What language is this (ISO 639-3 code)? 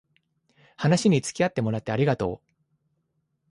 jpn